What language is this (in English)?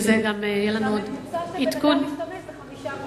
Hebrew